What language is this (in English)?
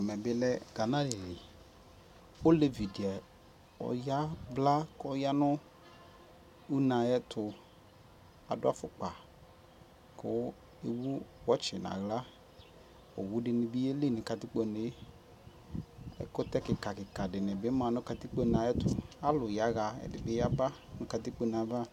Ikposo